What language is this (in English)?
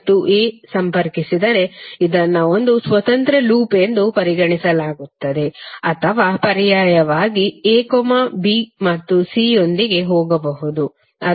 Kannada